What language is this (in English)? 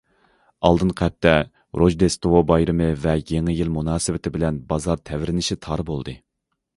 Uyghur